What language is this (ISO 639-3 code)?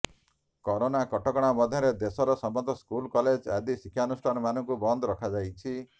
ori